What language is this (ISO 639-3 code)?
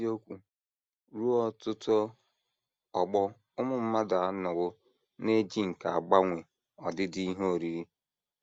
ibo